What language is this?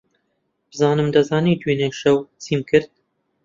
Central Kurdish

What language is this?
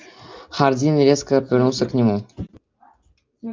Russian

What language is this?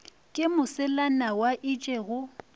Northern Sotho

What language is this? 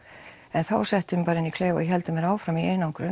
Icelandic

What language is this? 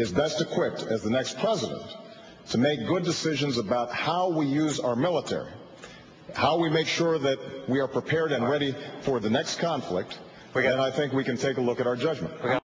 English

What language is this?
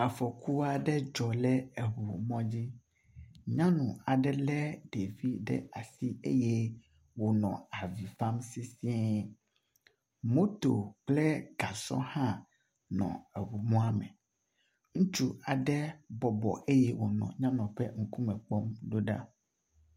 Ewe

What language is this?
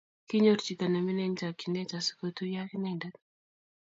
Kalenjin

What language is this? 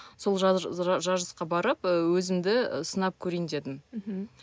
Kazakh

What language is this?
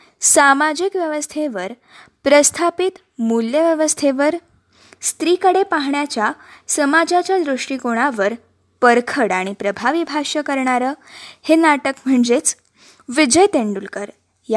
Marathi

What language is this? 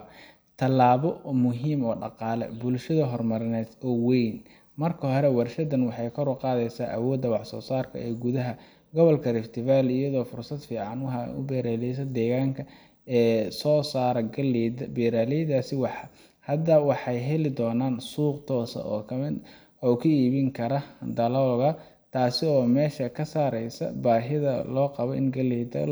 Somali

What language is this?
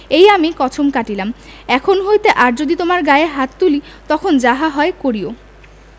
Bangla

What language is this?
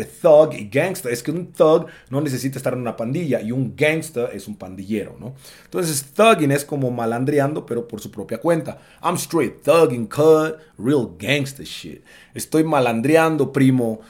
Spanish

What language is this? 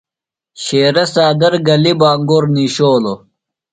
Phalura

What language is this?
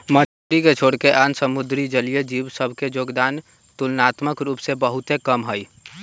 Magahi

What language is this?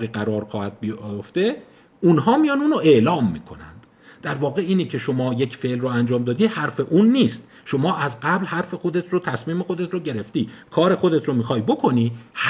Persian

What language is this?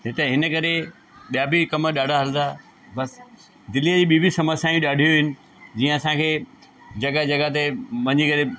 Sindhi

